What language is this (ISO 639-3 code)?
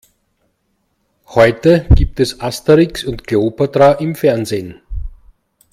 deu